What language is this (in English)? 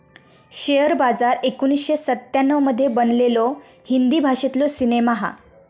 Marathi